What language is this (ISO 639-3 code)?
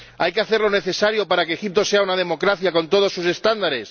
spa